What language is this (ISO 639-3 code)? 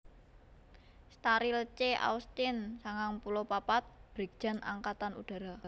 jav